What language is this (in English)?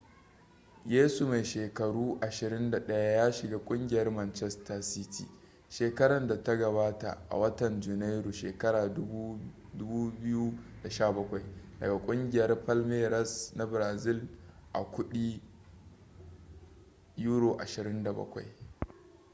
Hausa